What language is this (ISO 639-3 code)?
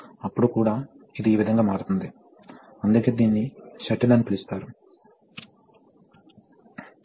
tel